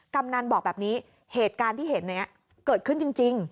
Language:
Thai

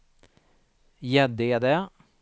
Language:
Swedish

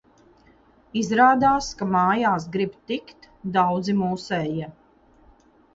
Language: Latvian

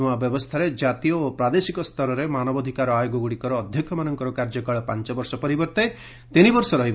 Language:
Odia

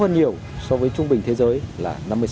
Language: Vietnamese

